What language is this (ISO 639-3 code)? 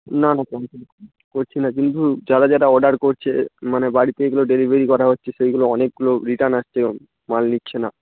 ben